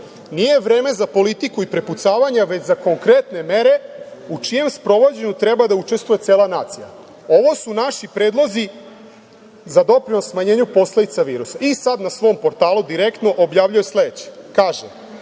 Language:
Serbian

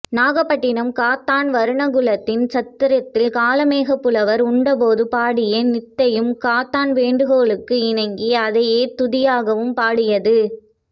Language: Tamil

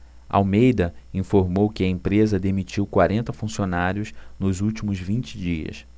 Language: Portuguese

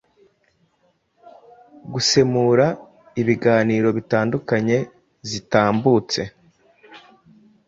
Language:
Kinyarwanda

